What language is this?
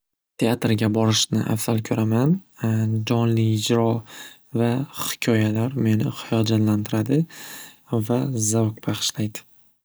Uzbek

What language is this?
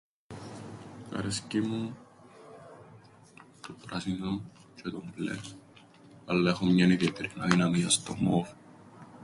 Greek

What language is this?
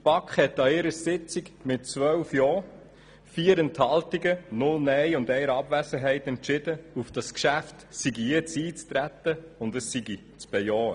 Swiss German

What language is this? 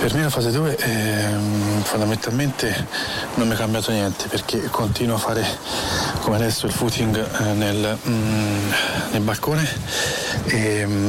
Italian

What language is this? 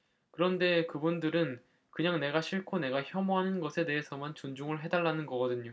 Korean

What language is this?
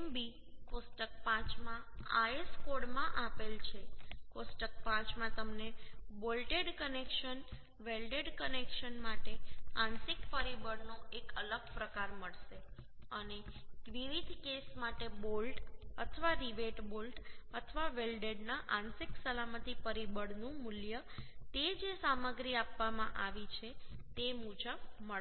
Gujarati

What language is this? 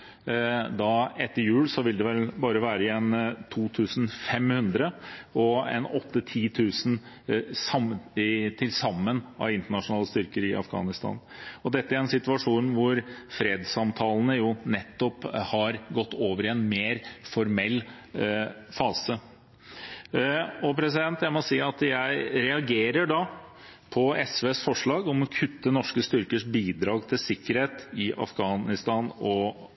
Norwegian Bokmål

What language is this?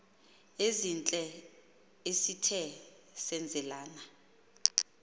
Xhosa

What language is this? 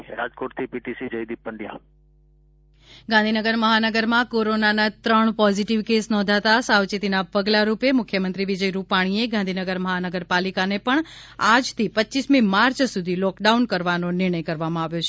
Gujarati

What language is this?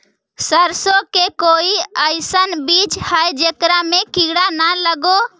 Magahi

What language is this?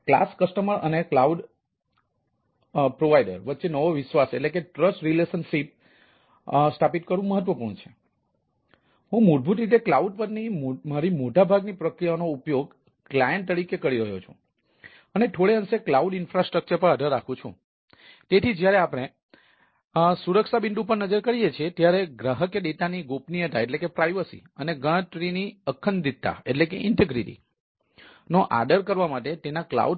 Gujarati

